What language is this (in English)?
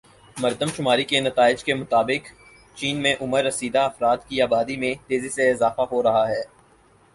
Urdu